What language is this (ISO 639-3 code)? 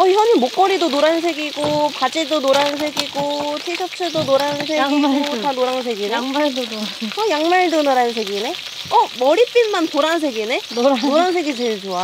kor